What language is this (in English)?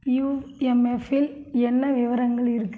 Tamil